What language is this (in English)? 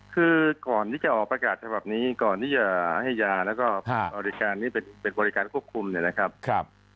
Thai